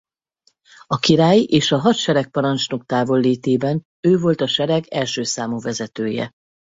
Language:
Hungarian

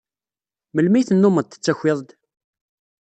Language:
Kabyle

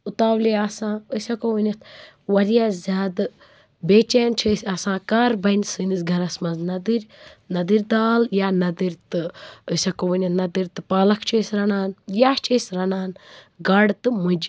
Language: Kashmiri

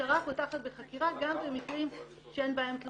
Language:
Hebrew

